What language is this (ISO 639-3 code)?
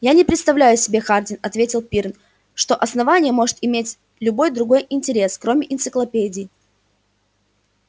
rus